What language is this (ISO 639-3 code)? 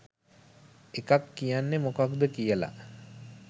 sin